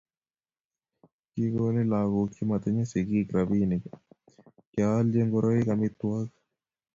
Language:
Kalenjin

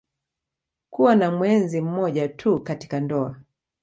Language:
Swahili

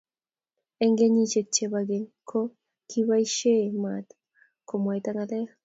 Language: Kalenjin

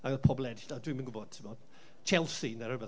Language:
Welsh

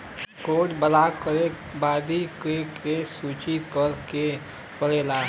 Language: Bhojpuri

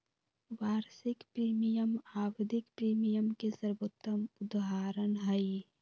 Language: Magahi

